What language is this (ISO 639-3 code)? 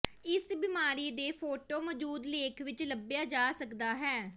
pan